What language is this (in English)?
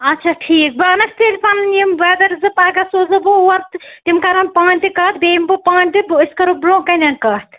Kashmiri